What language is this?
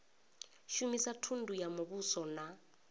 Venda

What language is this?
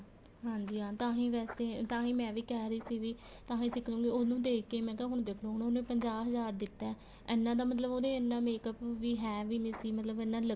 Punjabi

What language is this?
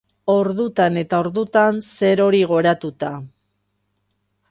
Basque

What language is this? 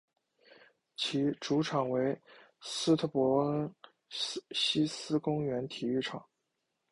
Chinese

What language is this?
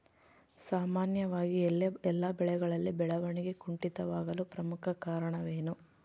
Kannada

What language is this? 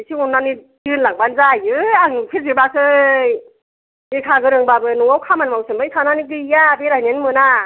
Bodo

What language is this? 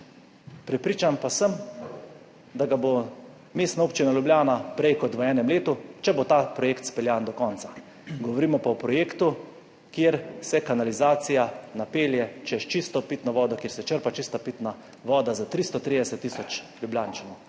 Slovenian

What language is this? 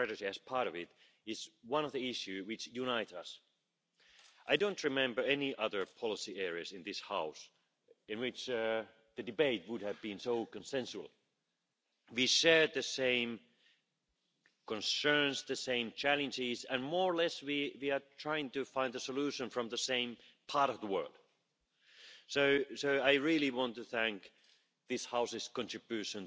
English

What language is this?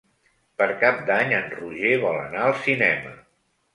Catalan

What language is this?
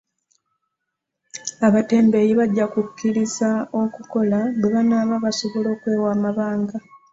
Ganda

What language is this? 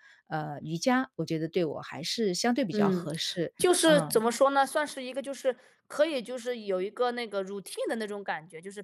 Chinese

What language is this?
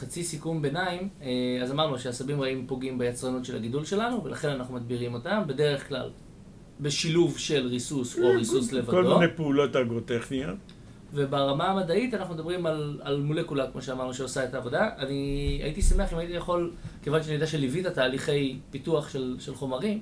Hebrew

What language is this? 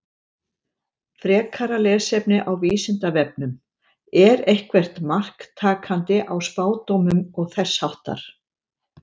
Icelandic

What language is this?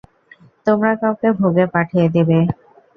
Bangla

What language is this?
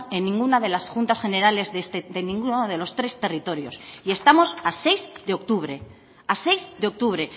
Spanish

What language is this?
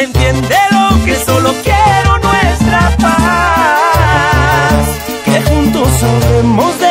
Spanish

